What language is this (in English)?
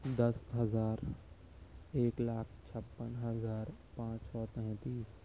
Urdu